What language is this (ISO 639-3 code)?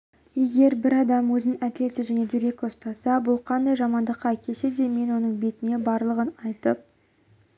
kaz